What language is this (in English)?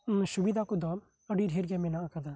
Santali